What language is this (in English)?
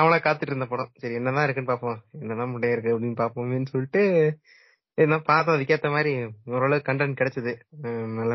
Tamil